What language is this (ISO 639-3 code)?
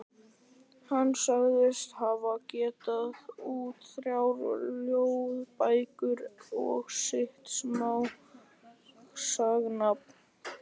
isl